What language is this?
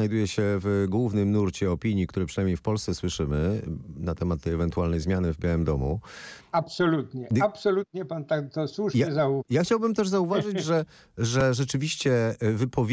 Polish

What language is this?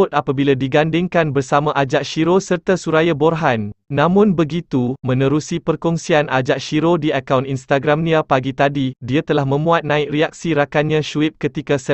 Malay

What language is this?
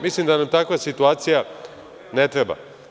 Serbian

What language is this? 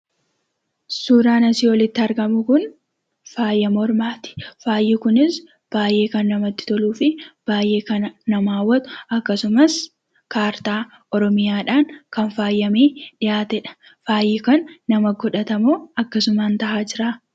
Oromo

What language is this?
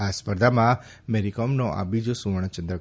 Gujarati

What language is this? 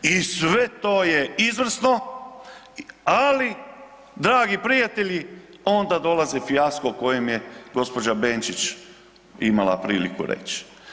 Croatian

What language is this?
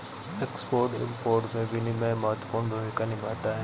Hindi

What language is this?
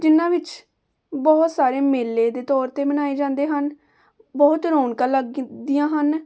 Punjabi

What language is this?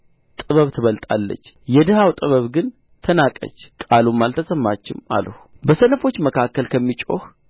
Amharic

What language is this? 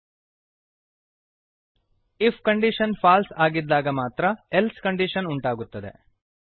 Kannada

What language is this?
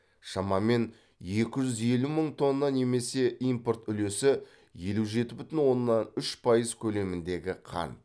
Kazakh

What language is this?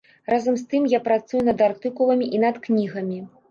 Belarusian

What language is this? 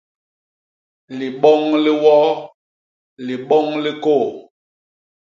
Basaa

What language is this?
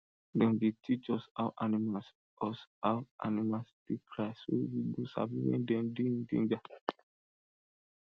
Nigerian Pidgin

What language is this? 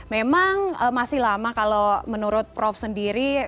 Indonesian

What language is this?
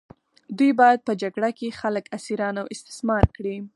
Pashto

